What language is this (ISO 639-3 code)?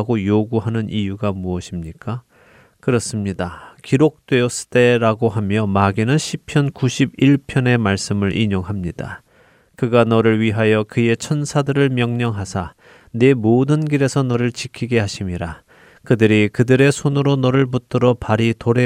kor